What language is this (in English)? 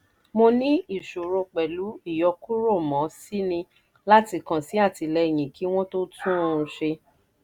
Yoruba